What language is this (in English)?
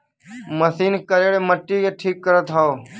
Bhojpuri